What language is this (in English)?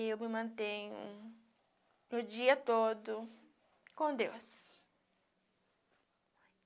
Portuguese